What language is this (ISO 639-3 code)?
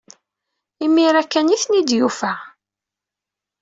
kab